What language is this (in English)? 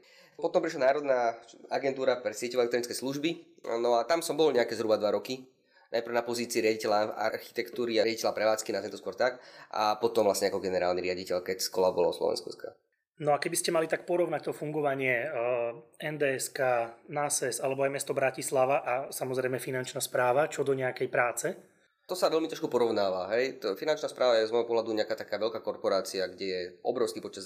Slovak